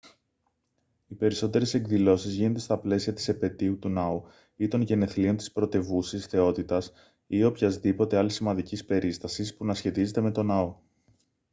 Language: Greek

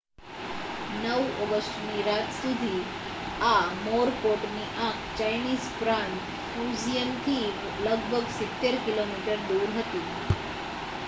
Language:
Gujarati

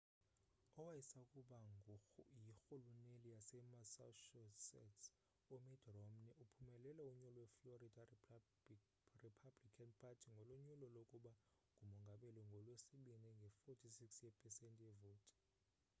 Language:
Xhosa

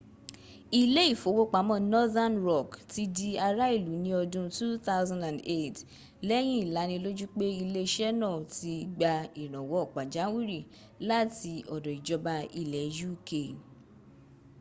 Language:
Yoruba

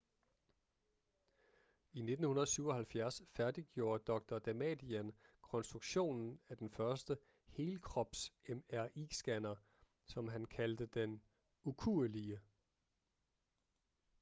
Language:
Danish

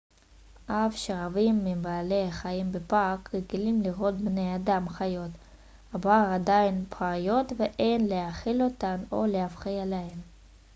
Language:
Hebrew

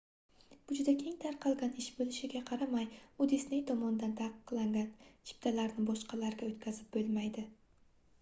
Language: Uzbek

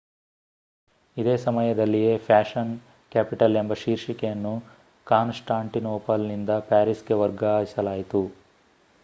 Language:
Kannada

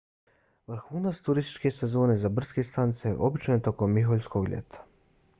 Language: Bosnian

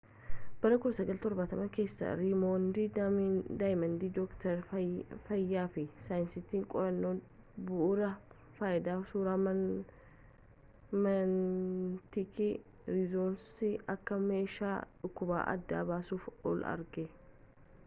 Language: Oromo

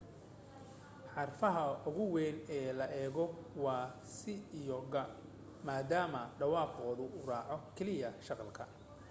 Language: Somali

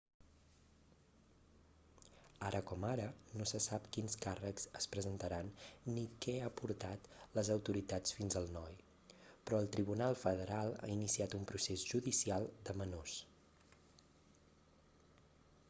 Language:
Catalan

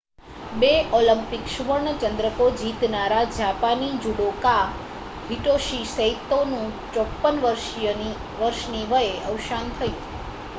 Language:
Gujarati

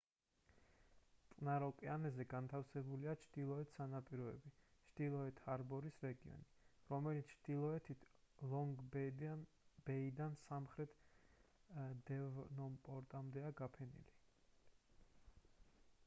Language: Georgian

